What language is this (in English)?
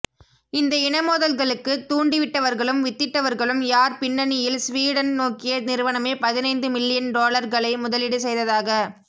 Tamil